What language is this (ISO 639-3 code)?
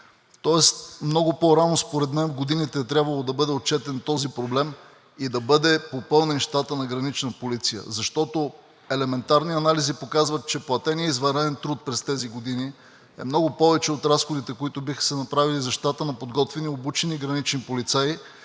bul